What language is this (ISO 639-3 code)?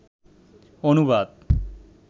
ben